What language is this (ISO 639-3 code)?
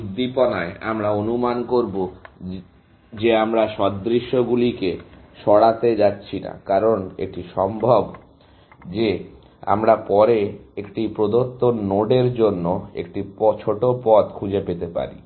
ben